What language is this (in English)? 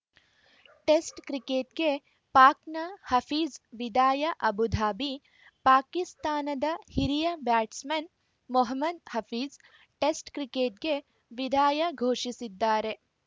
Kannada